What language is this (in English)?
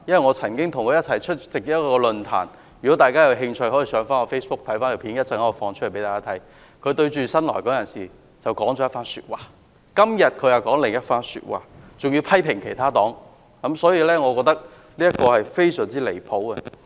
Cantonese